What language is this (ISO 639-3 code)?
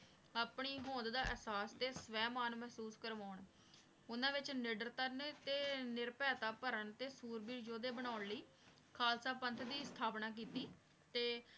pan